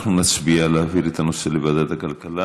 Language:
Hebrew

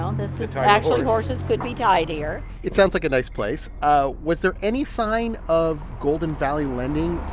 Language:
English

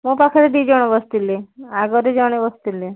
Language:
Odia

